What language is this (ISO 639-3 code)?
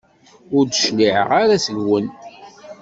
kab